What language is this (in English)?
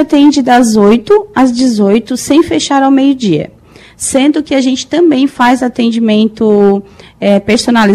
Portuguese